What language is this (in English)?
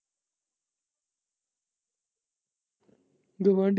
Punjabi